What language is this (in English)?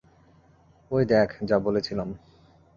Bangla